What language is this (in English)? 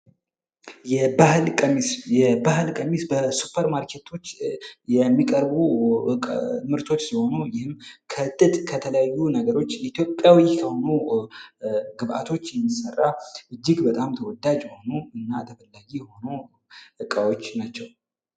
Amharic